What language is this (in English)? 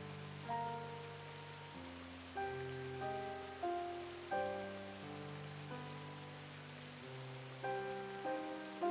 Japanese